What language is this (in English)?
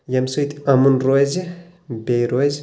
Kashmiri